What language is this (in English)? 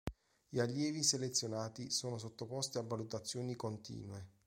Italian